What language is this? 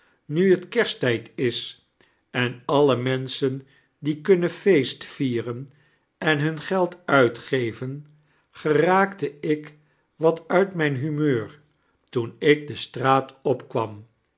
Dutch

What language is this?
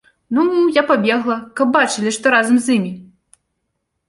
Belarusian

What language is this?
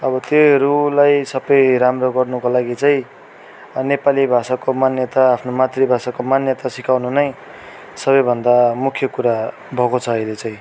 Nepali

